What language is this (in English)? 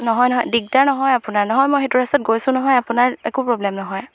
Assamese